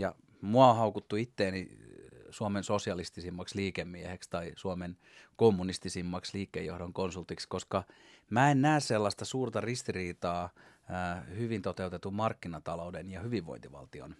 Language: Finnish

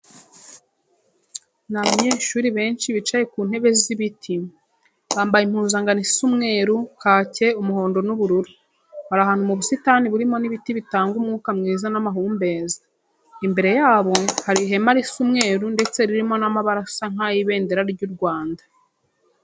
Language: Kinyarwanda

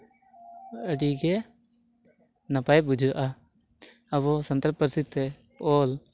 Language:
Santali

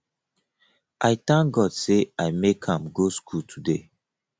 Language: Nigerian Pidgin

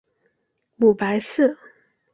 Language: Chinese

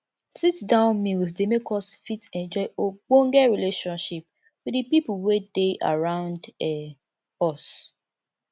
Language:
Nigerian Pidgin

